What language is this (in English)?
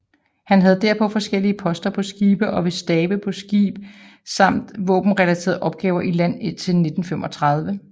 Danish